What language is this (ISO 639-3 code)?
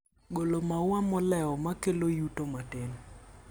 luo